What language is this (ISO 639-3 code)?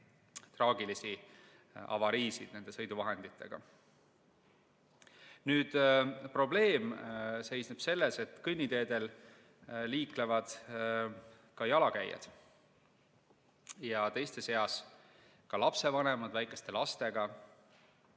est